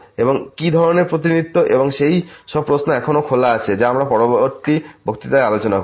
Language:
Bangla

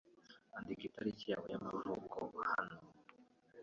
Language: Kinyarwanda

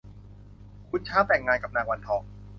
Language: Thai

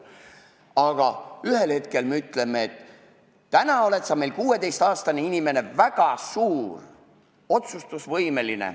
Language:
Estonian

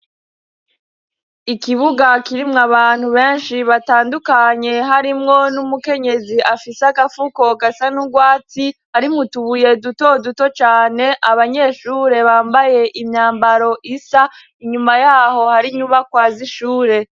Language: Rundi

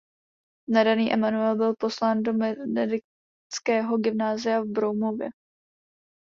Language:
Czech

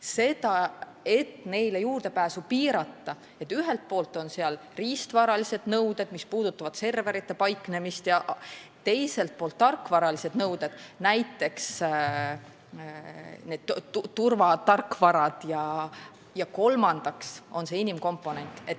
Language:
Estonian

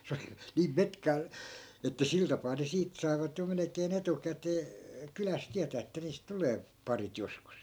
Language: Finnish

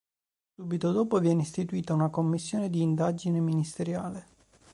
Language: Italian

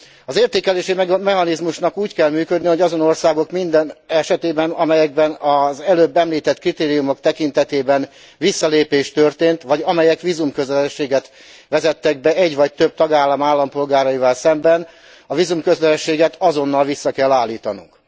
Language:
Hungarian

